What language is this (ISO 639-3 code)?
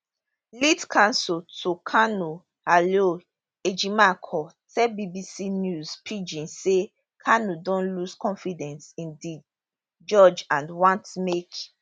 pcm